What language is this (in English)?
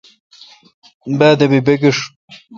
Kalkoti